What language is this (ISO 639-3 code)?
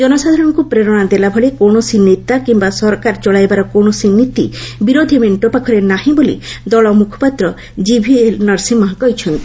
ori